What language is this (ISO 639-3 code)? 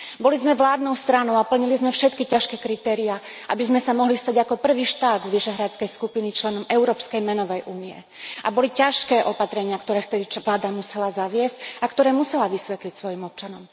slk